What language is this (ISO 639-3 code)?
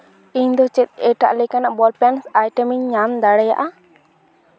sat